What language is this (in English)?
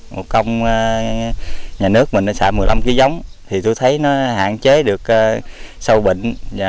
Vietnamese